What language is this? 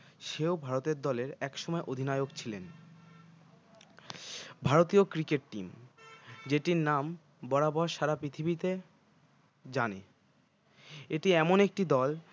Bangla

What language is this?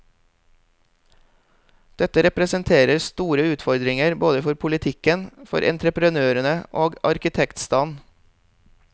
Norwegian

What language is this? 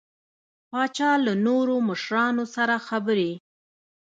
Pashto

